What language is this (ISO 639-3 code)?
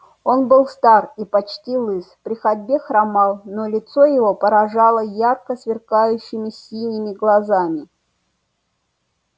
rus